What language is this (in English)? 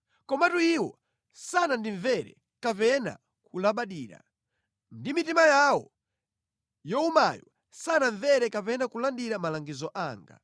Nyanja